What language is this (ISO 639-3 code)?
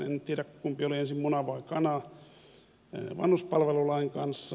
fin